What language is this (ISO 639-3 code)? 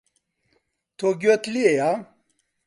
ckb